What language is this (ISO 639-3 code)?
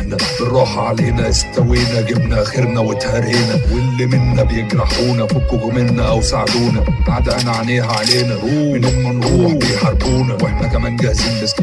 ara